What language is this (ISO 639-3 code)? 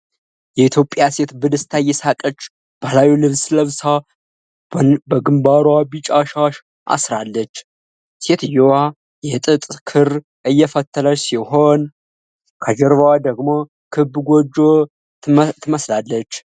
amh